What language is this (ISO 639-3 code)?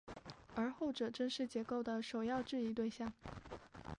zho